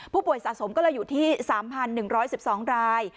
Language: Thai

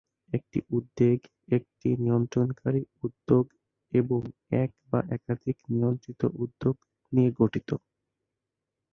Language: Bangla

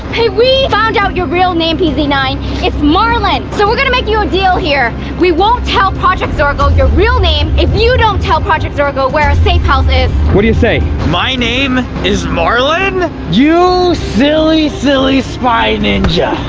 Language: English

